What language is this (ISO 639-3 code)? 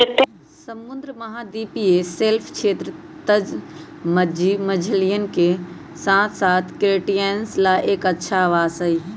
mag